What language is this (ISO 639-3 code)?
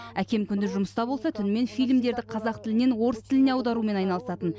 kaz